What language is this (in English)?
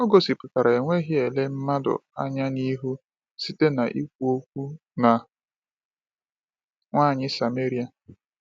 Igbo